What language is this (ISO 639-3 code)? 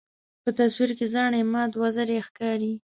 pus